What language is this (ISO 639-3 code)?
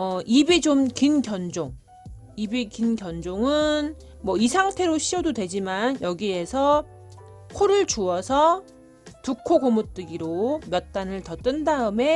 kor